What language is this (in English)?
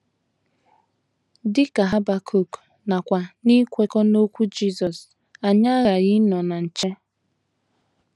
Igbo